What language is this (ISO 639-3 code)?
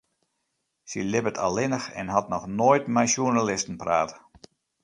fry